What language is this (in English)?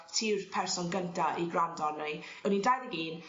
Welsh